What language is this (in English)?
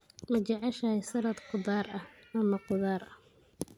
Somali